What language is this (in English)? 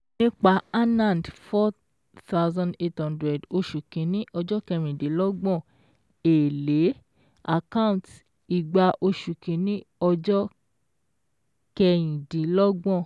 Yoruba